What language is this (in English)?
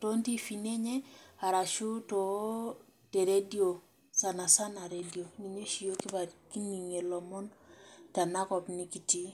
Masai